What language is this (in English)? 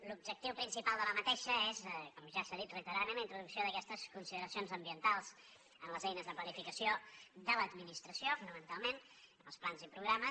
Catalan